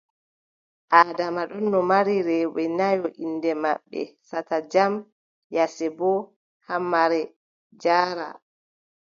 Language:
Adamawa Fulfulde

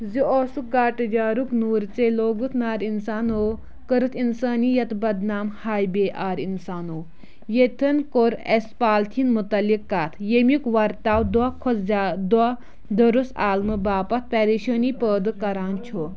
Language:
Kashmiri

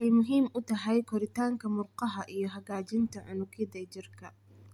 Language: Somali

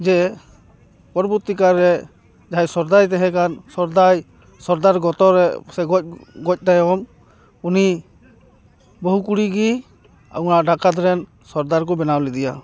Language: Santali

